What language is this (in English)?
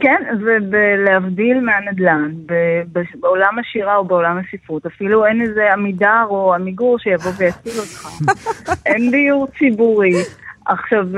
Hebrew